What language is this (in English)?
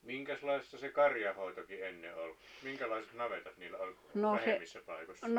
Finnish